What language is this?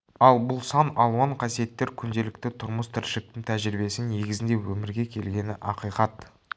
Kazakh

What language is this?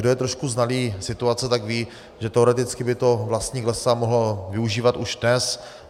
Czech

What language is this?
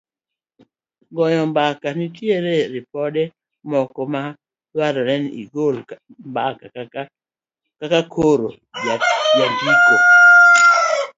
Luo (Kenya and Tanzania)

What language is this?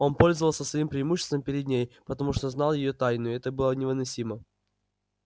Russian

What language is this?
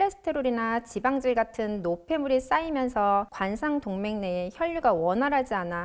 Korean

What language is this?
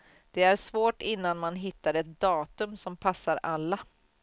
Swedish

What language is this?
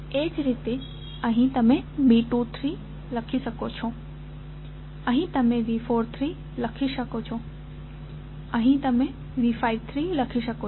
Gujarati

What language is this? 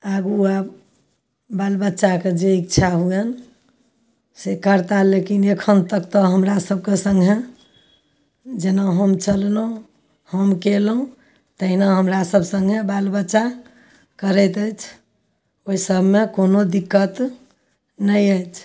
Maithili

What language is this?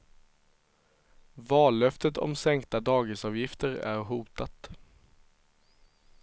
Swedish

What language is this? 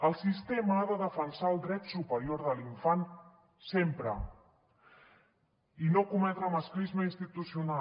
Catalan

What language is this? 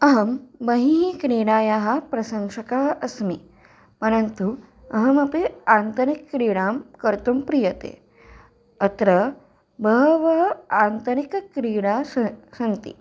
Sanskrit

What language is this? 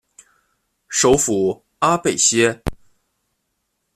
Chinese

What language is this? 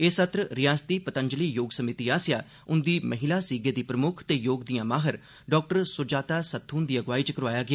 Dogri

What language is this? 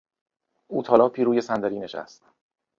Persian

